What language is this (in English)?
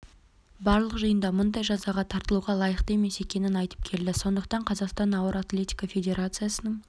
Kazakh